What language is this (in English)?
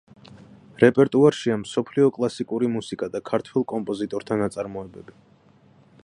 Georgian